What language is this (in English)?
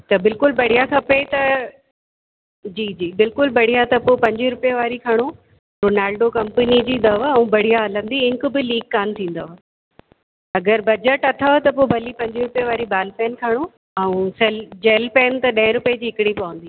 Sindhi